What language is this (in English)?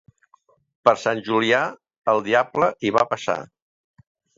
Catalan